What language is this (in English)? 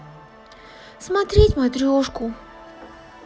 Russian